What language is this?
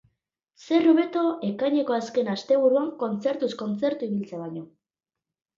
Basque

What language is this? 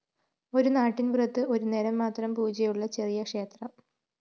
Malayalam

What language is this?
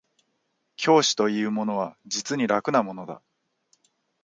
Japanese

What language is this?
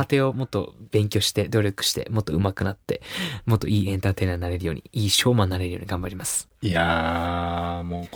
Japanese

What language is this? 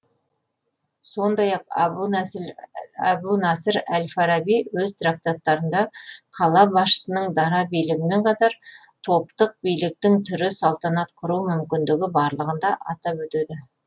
Kazakh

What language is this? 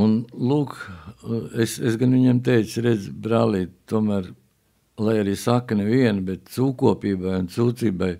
Latvian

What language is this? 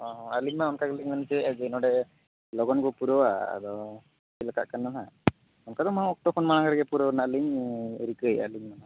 Santali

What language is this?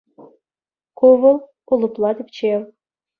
Chuvash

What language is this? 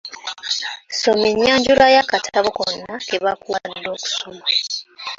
Ganda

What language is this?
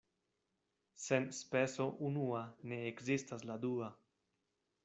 Esperanto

